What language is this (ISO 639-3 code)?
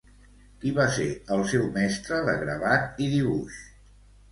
cat